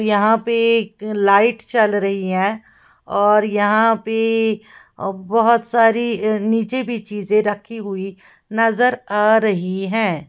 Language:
Hindi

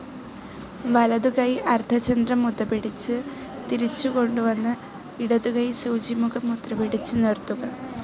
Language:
Malayalam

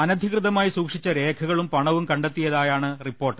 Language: Malayalam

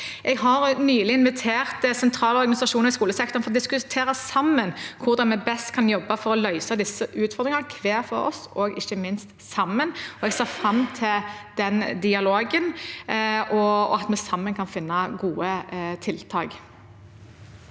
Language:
Norwegian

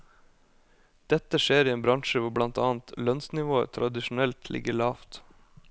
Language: Norwegian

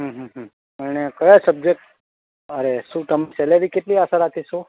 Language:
Gujarati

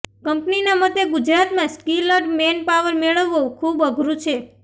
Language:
Gujarati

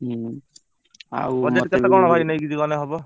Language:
Odia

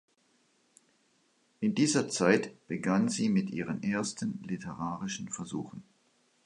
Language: German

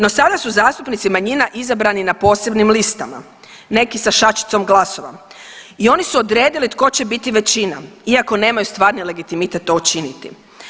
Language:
Croatian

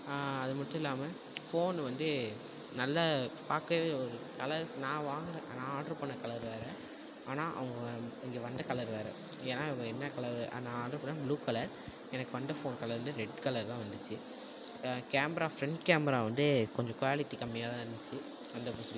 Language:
Tamil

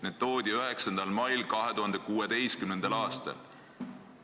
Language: Estonian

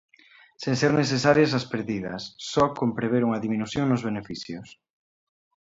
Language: Galician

